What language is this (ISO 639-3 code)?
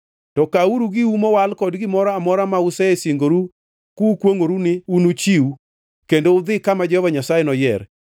luo